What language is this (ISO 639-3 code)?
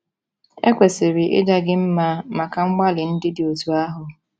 ibo